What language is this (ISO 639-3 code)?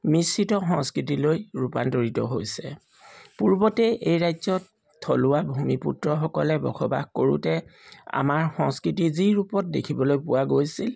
asm